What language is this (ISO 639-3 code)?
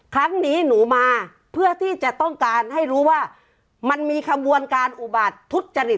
tha